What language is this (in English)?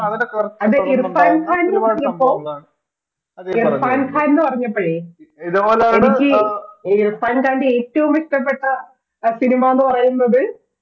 Malayalam